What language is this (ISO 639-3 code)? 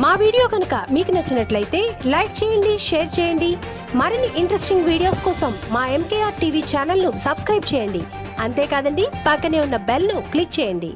tel